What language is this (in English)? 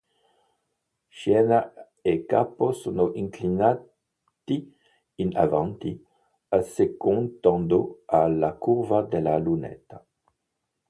Italian